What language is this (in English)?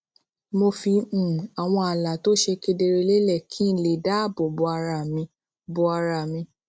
Yoruba